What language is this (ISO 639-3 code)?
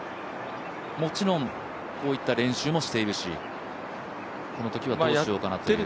jpn